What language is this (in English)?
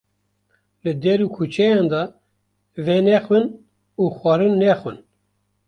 Kurdish